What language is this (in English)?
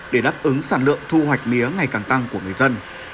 Vietnamese